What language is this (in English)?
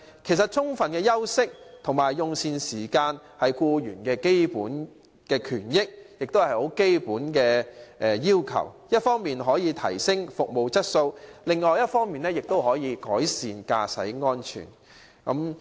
Cantonese